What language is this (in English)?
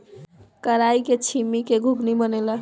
Bhojpuri